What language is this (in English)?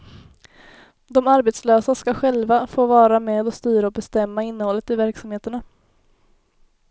Swedish